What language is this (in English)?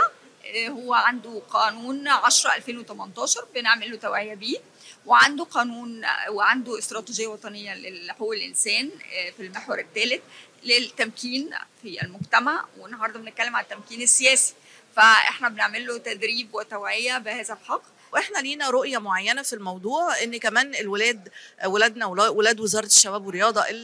Arabic